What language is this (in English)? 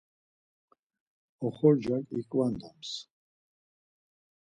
Laz